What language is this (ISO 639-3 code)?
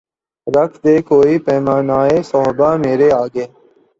urd